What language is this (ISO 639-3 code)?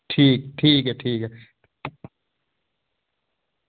doi